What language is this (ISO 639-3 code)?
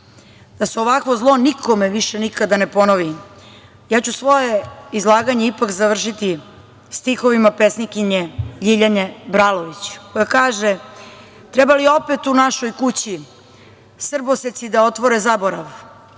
srp